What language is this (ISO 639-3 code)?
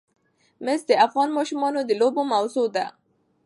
pus